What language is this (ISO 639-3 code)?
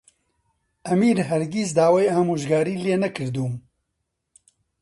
ckb